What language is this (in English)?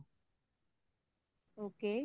Punjabi